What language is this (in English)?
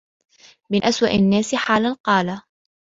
Arabic